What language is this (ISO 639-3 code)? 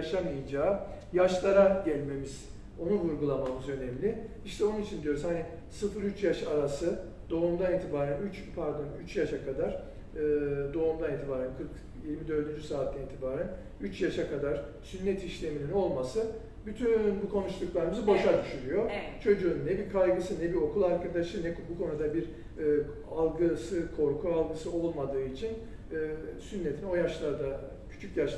tur